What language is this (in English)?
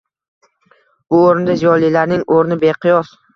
Uzbek